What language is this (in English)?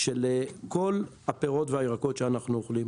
Hebrew